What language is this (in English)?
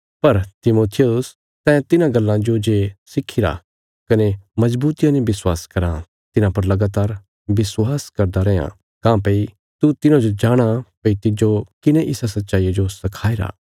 Bilaspuri